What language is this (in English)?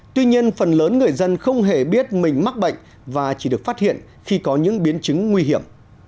Vietnamese